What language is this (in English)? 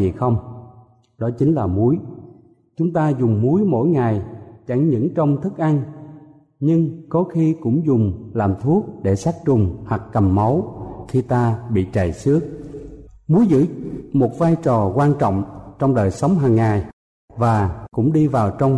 Vietnamese